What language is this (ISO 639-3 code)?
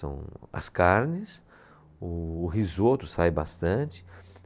por